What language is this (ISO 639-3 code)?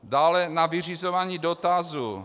ces